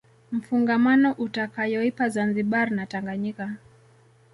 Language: Swahili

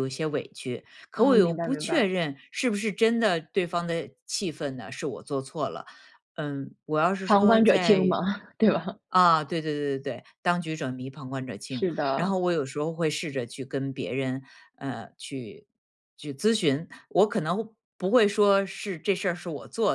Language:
Chinese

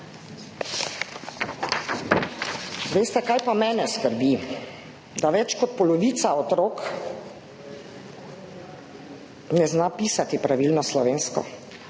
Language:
Slovenian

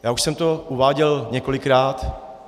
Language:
Czech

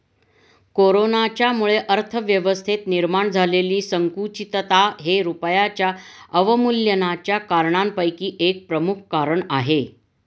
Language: Marathi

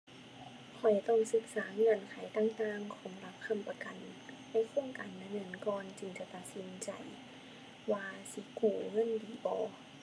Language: Thai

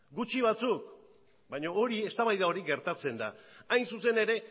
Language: Basque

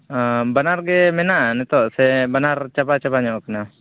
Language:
Santali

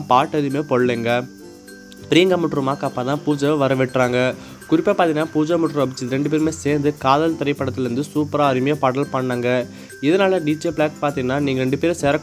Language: Indonesian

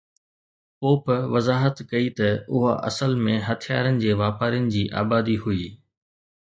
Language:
Sindhi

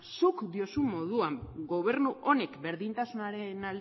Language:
Basque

